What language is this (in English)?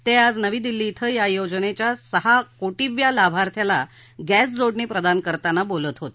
Marathi